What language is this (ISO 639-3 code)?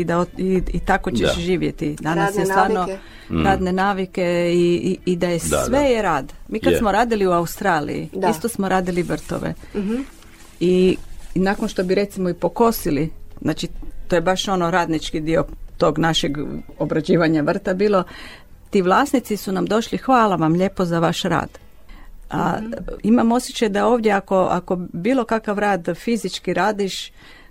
hrv